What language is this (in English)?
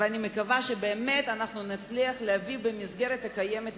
Hebrew